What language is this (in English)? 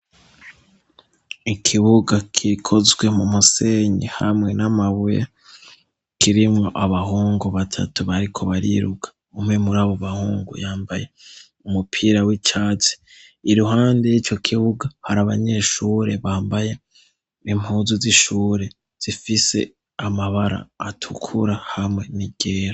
Rundi